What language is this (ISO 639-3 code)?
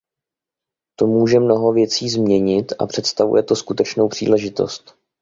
ces